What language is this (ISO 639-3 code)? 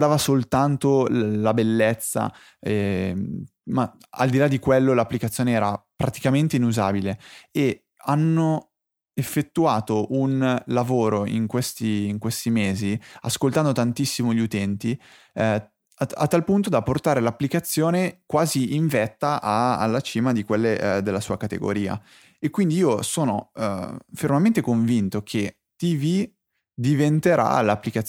ita